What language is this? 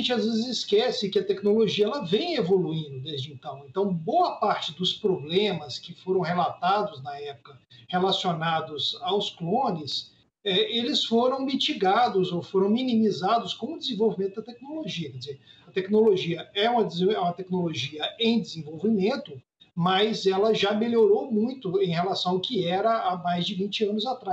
Portuguese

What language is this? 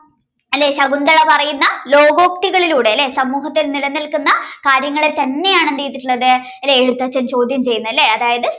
Malayalam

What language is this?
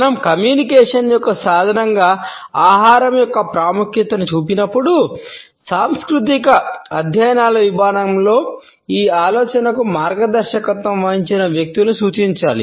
Telugu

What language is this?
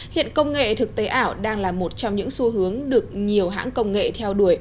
Vietnamese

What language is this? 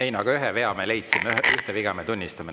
Estonian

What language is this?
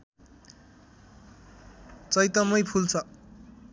Nepali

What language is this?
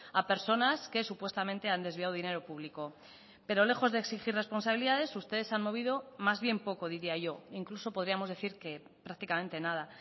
Spanish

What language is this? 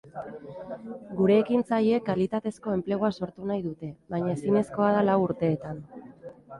Basque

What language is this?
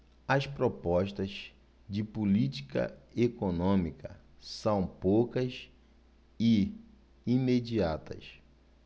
Portuguese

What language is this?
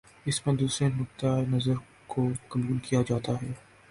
Urdu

